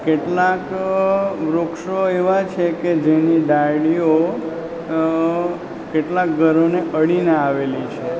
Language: Gujarati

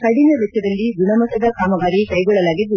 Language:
Kannada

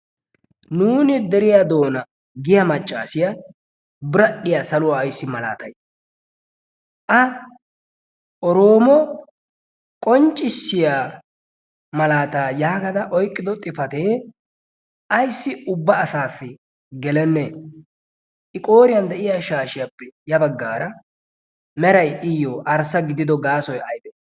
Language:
Wolaytta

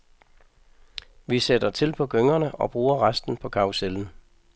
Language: Danish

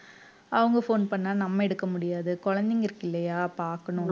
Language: Tamil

